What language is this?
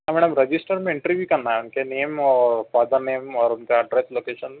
Urdu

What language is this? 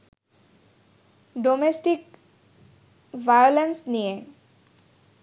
Bangla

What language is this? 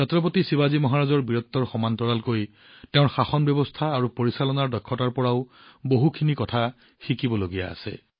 Assamese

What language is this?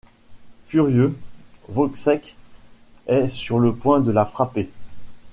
French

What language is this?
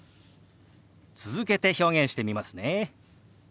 Japanese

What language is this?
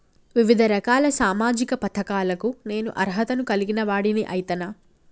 Telugu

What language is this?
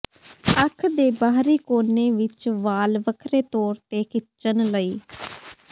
Punjabi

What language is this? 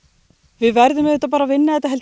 Icelandic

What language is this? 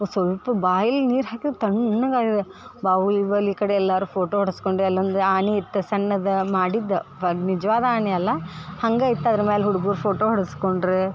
Kannada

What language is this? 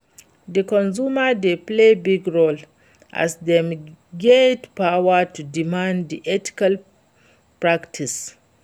Nigerian Pidgin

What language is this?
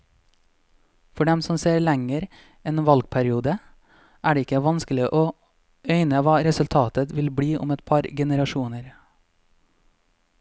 Norwegian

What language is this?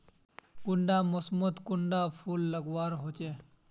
Magahi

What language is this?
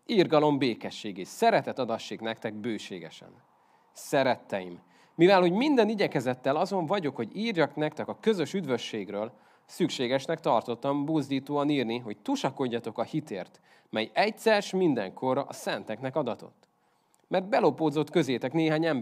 Hungarian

